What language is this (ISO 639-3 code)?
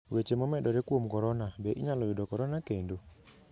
luo